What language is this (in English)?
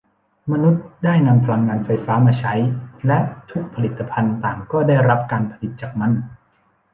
Thai